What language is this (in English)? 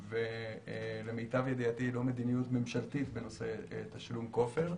Hebrew